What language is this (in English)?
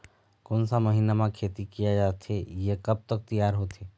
Chhattisgarhi